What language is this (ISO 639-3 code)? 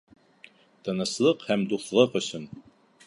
bak